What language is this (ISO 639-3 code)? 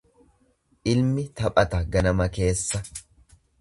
orm